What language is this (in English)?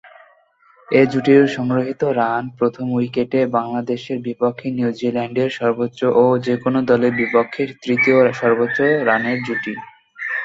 Bangla